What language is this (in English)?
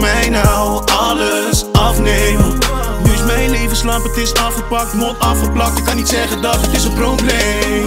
Romanian